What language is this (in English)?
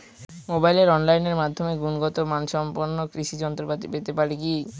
Bangla